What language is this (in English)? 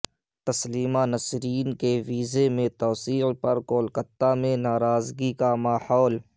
Urdu